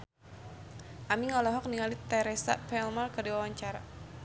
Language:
Sundanese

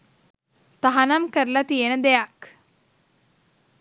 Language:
Sinhala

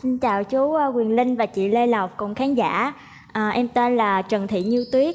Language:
Vietnamese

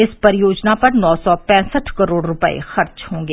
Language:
Hindi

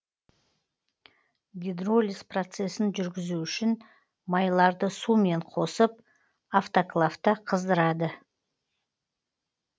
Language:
Kazakh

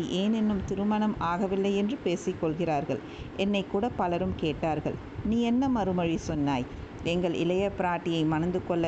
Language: Tamil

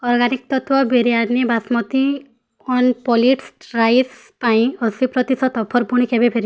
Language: Odia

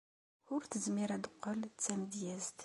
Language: Kabyle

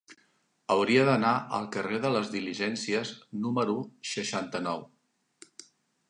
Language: Catalan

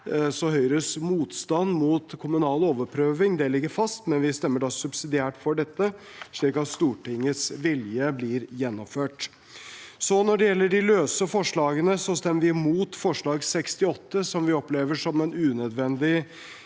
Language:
Norwegian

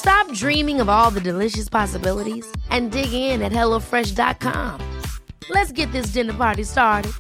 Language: Arabic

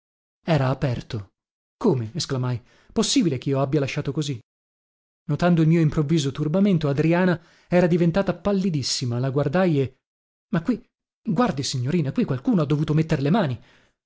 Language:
Italian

